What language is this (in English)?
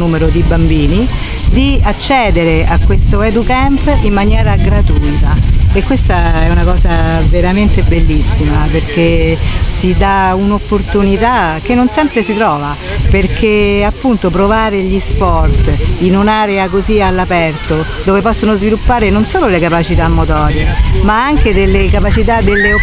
Italian